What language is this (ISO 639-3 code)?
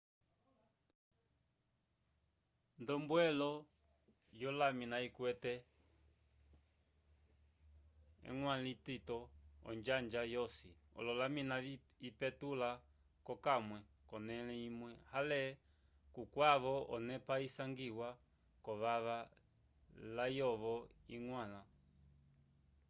umb